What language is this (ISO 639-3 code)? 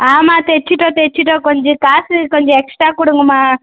tam